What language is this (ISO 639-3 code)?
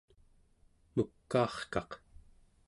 esu